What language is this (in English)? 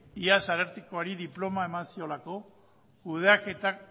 Basque